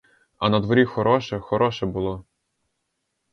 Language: Ukrainian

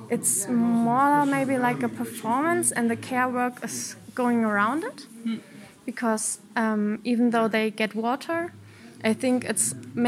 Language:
Dutch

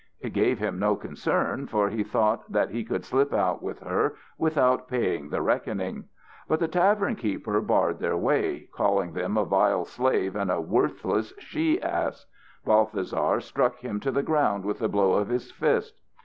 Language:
English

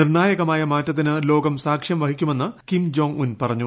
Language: Malayalam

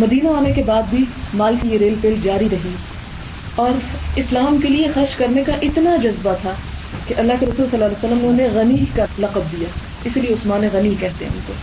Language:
Urdu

